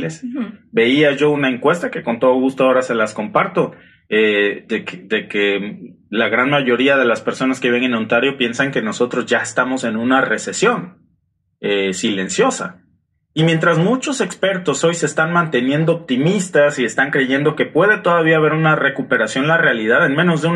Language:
Spanish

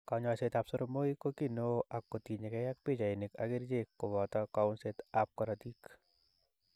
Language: Kalenjin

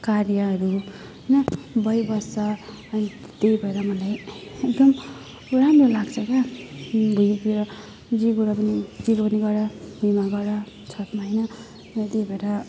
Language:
Nepali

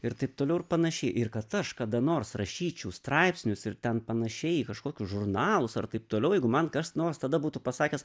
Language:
Lithuanian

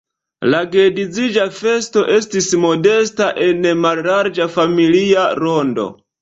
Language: Esperanto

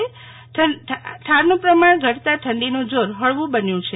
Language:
Gujarati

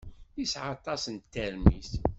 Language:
Kabyle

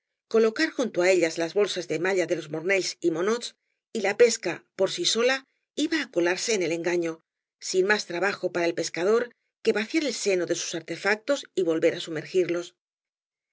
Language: Spanish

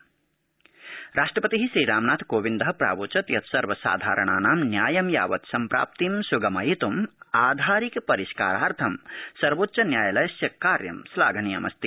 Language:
Sanskrit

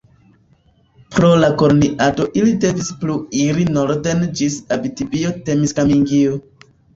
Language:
Esperanto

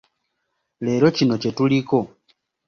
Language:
Ganda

